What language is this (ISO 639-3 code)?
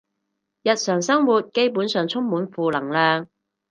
yue